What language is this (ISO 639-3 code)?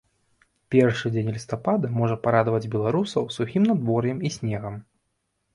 bel